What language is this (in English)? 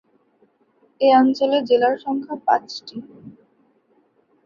Bangla